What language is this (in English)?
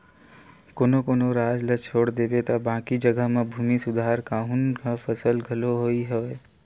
Chhattisgarhi